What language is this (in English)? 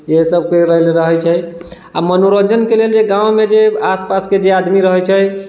Maithili